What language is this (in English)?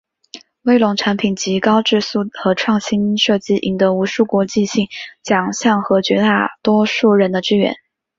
Chinese